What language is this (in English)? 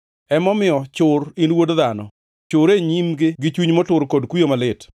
Luo (Kenya and Tanzania)